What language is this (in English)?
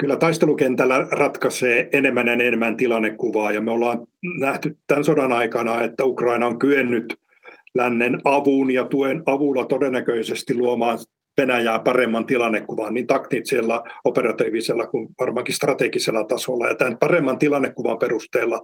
Finnish